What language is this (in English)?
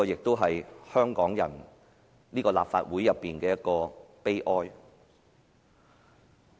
Cantonese